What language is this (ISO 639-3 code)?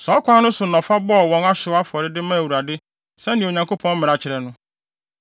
aka